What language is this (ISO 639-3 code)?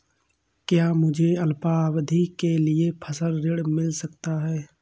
hin